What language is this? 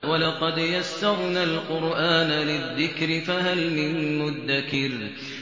Arabic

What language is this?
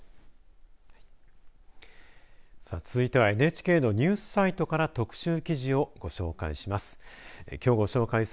Japanese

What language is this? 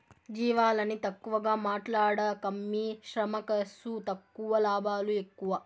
Telugu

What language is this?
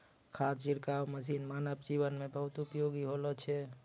Maithili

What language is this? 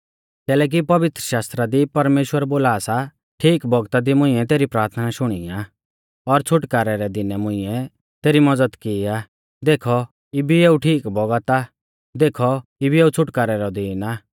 Mahasu Pahari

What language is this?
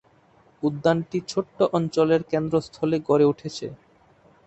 Bangla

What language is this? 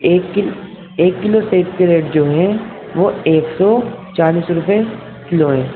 Urdu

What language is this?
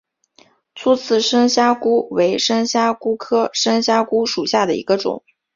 Chinese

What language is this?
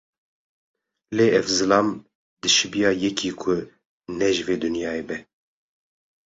Kurdish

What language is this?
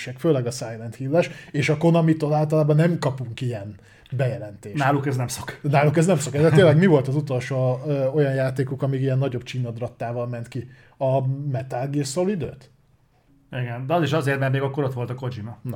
Hungarian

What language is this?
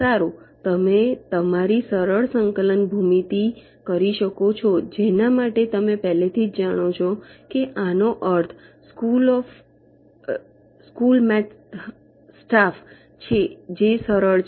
Gujarati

